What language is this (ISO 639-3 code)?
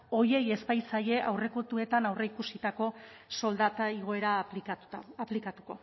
eus